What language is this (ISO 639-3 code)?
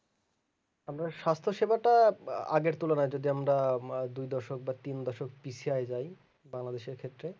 ben